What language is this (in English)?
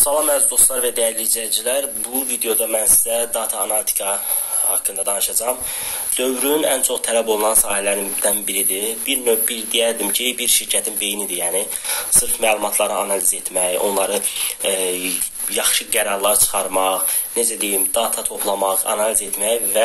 Turkish